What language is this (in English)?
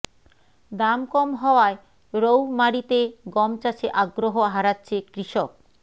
Bangla